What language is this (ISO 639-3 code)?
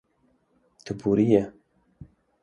kur